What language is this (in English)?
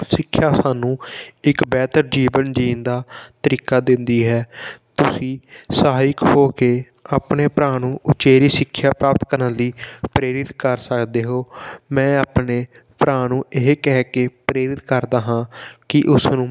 Punjabi